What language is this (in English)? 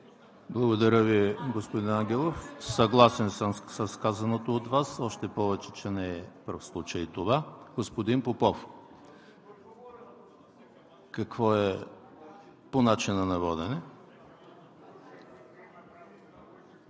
Bulgarian